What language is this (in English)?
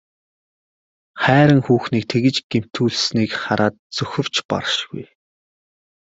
Mongolian